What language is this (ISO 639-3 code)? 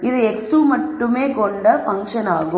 tam